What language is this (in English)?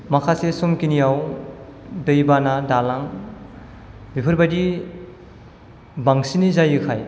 Bodo